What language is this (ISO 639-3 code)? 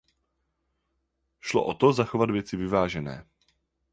ces